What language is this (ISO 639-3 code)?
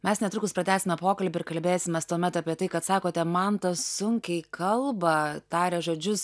lit